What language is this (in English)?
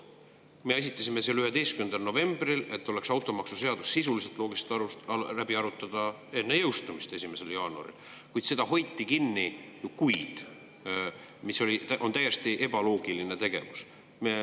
Estonian